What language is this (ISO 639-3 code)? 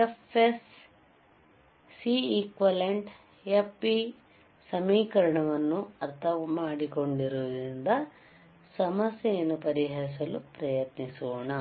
kan